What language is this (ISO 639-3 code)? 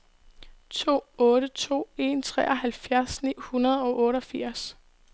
dan